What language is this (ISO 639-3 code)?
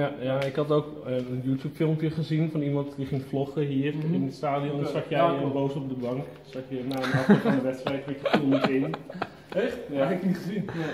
nld